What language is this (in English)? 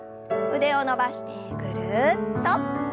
Japanese